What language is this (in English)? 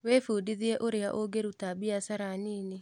Kikuyu